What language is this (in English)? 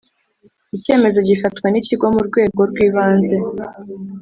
Kinyarwanda